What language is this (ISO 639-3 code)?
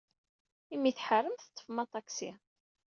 kab